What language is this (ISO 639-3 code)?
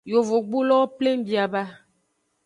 ajg